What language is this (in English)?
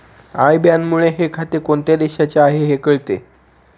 Marathi